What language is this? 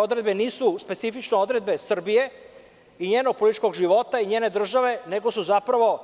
Serbian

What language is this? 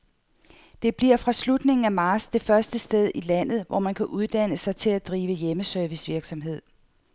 Danish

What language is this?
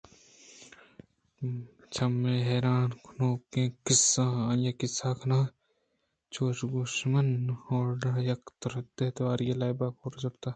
Eastern Balochi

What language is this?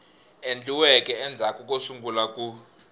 Tsonga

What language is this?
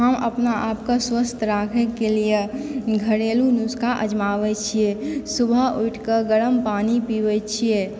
Maithili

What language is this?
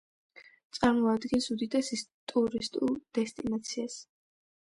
Georgian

